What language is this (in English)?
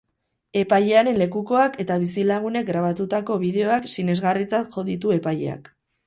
Basque